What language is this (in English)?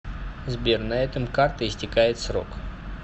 Russian